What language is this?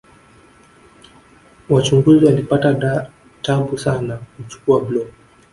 Swahili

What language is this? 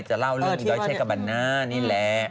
Thai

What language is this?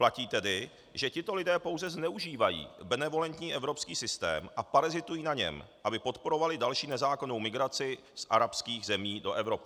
Czech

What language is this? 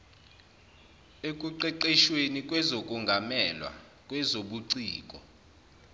Zulu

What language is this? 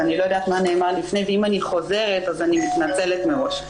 Hebrew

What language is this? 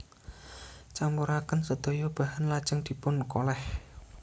Javanese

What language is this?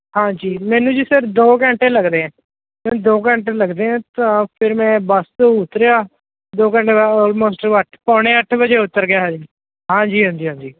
Punjabi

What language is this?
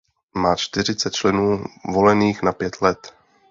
Czech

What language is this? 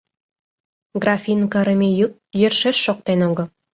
Mari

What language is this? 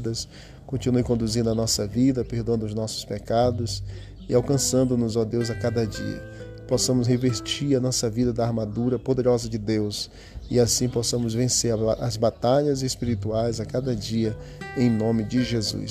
Portuguese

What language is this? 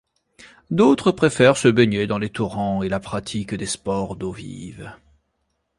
French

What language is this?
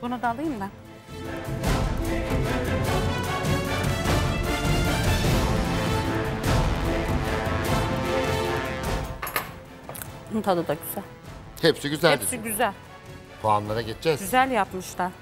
Turkish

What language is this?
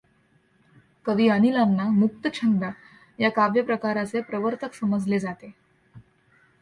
Marathi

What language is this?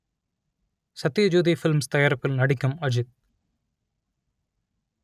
Tamil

